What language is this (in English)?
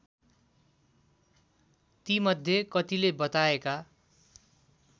Nepali